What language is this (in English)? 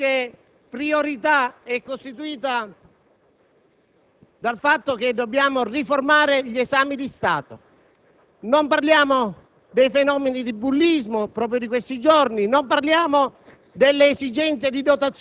Italian